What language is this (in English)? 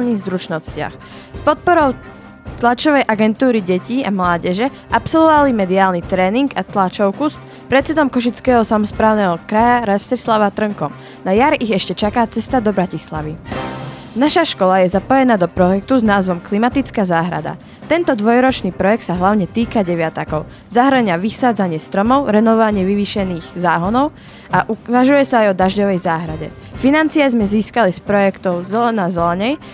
Slovak